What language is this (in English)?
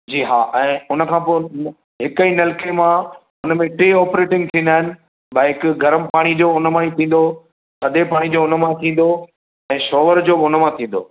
Sindhi